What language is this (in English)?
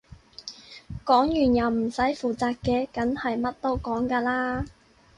Cantonese